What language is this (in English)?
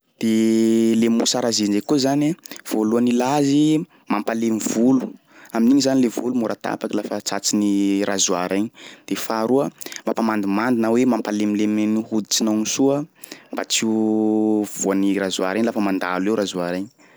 Sakalava Malagasy